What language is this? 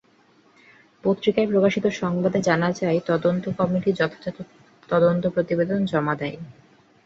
Bangla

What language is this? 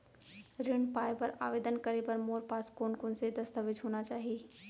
Chhattisgarhi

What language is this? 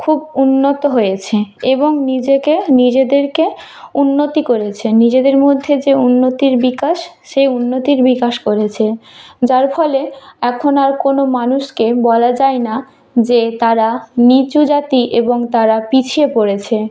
Bangla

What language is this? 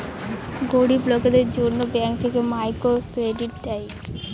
Bangla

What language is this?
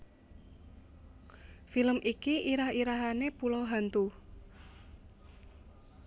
Javanese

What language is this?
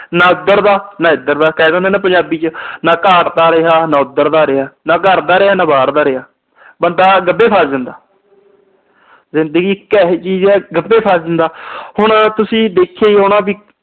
Punjabi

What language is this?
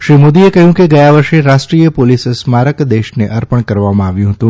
Gujarati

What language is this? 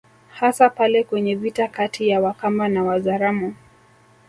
Swahili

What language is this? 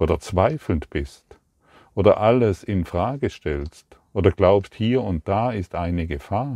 German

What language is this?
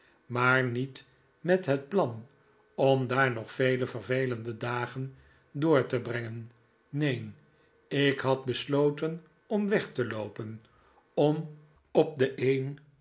Dutch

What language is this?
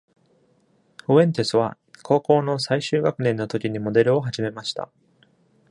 Japanese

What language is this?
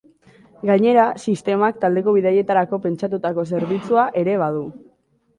Basque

